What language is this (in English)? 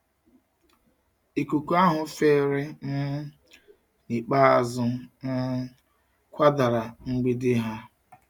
Igbo